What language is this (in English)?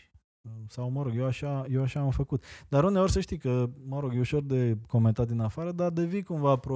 Romanian